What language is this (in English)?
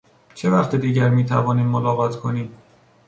Persian